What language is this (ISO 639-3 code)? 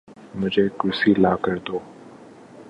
urd